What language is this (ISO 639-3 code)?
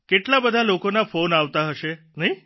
guj